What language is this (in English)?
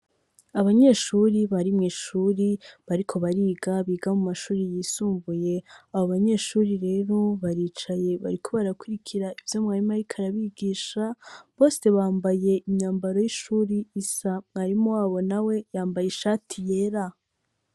Rundi